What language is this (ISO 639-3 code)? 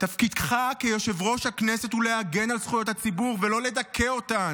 heb